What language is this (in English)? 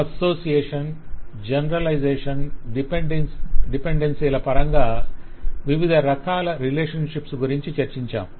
Telugu